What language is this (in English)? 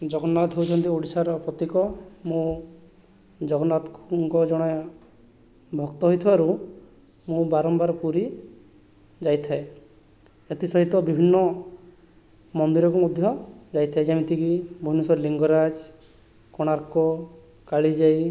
Odia